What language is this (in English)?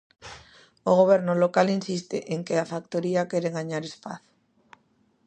Galician